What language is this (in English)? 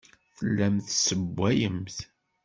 Kabyle